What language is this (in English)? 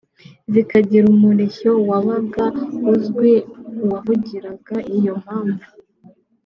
Kinyarwanda